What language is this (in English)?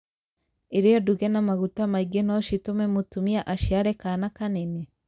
Kikuyu